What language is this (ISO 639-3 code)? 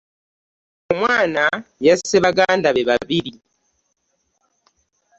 lug